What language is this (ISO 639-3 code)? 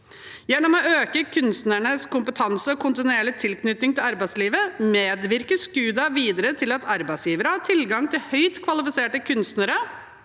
nor